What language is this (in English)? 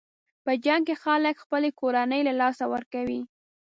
Pashto